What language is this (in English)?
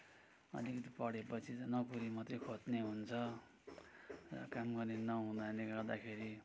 Nepali